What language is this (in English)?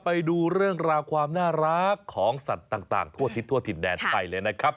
Thai